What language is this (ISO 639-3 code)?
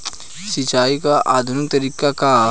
bho